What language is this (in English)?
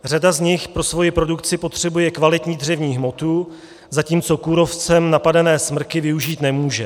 Czech